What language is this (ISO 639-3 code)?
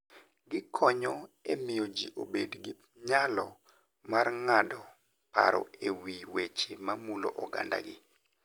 luo